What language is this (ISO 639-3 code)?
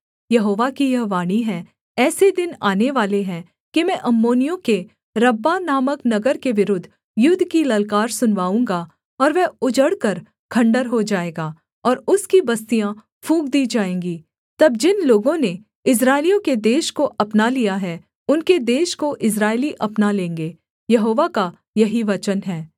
hin